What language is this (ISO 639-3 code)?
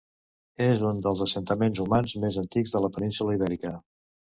cat